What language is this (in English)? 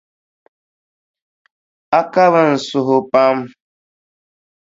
Dagbani